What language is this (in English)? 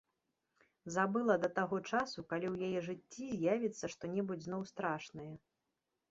Belarusian